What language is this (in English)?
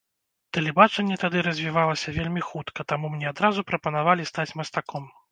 Belarusian